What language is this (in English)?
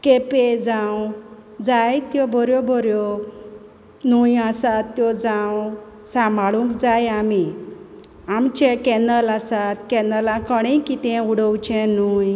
Konkani